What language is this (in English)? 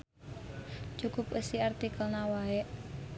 Sundanese